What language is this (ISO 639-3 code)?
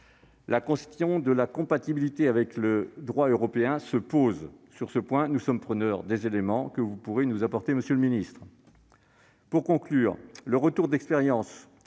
fra